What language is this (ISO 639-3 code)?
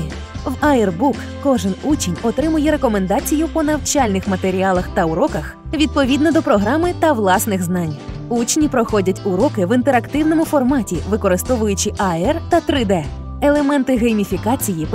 ukr